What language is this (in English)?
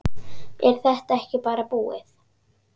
Icelandic